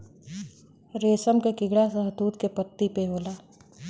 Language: Bhojpuri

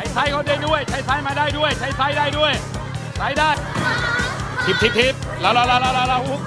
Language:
Thai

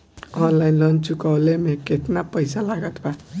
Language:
Bhojpuri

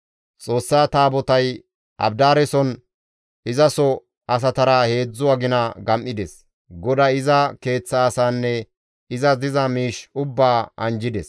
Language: Gamo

